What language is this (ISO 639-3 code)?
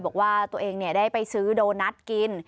tha